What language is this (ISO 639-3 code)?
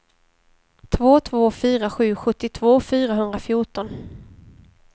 swe